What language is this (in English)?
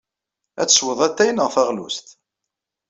Kabyle